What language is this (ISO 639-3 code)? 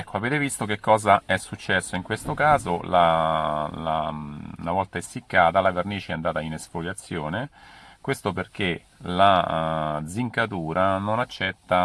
ita